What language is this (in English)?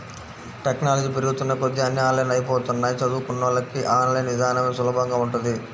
Telugu